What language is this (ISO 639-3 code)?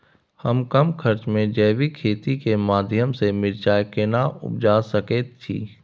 mai